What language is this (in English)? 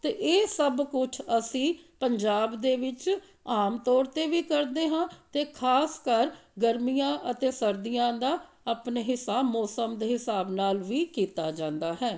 Punjabi